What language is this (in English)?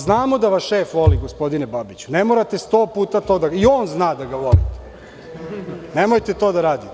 Serbian